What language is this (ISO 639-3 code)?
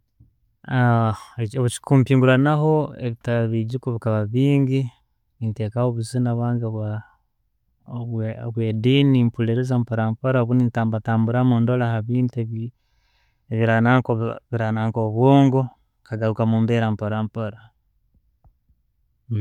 ttj